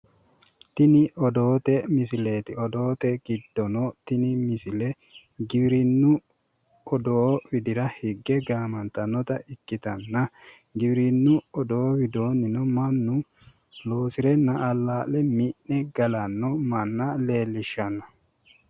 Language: Sidamo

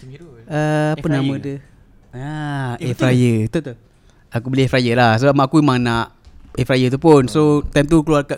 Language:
Malay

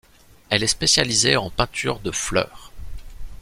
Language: French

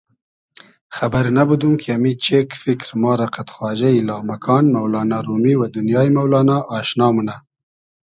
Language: Hazaragi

